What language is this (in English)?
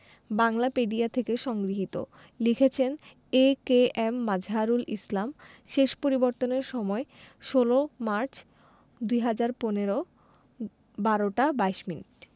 Bangla